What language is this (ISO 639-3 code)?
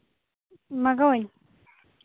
sat